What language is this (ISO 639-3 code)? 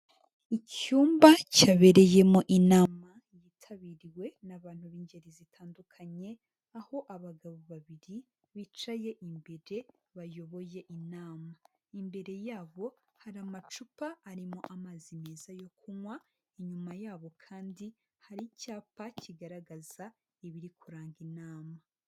kin